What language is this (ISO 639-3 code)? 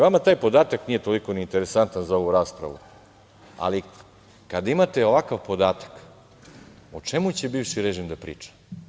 srp